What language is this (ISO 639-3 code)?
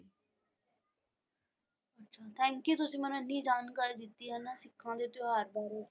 pan